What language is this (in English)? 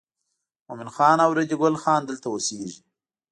Pashto